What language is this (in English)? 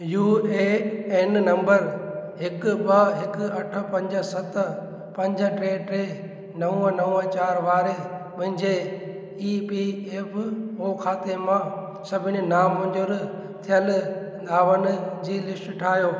Sindhi